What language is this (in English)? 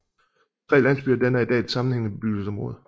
Danish